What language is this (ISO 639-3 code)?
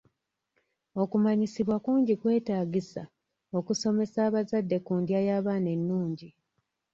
lug